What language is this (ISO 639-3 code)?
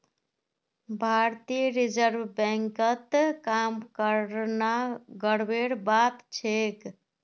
mag